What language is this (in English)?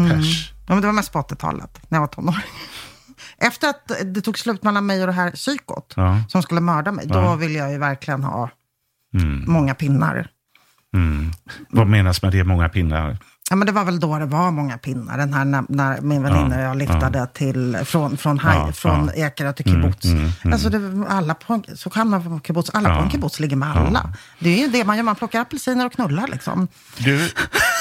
Swedish